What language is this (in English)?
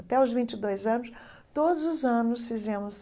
Portuguese